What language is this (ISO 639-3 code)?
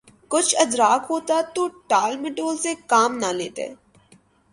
urd